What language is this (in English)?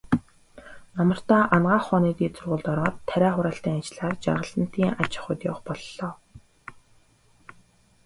Mongolian